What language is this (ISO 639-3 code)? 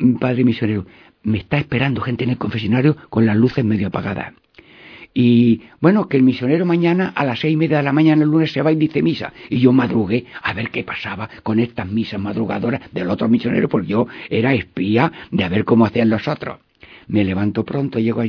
spa